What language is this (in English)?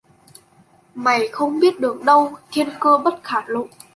Vietnamese